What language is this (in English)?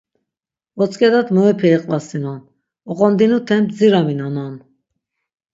Laz